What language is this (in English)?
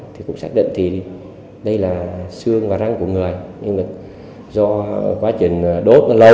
Vietnamese